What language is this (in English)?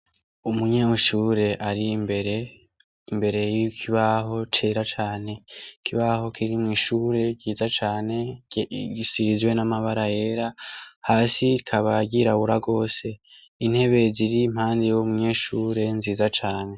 Rundi